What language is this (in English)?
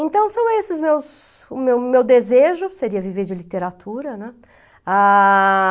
Portuguese